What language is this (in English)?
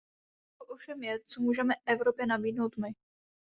Czech